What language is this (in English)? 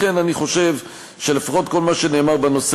Hebrew